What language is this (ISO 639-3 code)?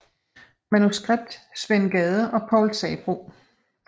dan